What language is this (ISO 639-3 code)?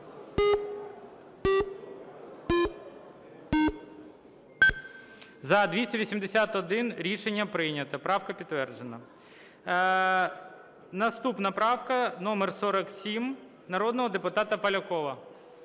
ukr